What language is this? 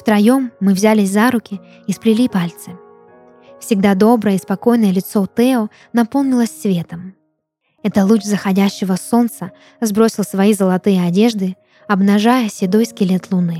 Russian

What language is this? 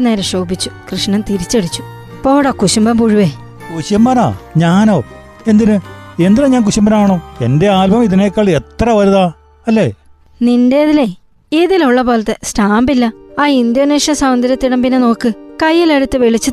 Malayalam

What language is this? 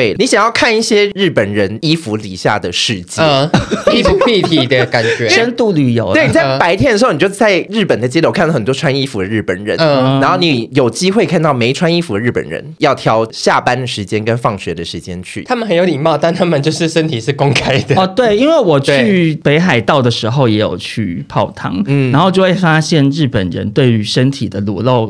Chinese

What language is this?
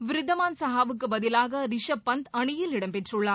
Tamil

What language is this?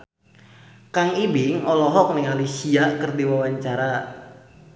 Sundanese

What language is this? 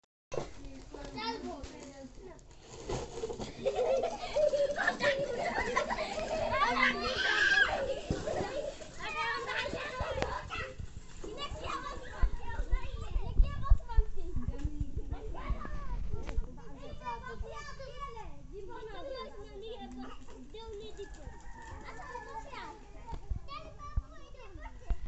Odia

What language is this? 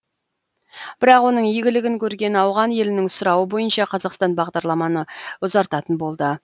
Kazakh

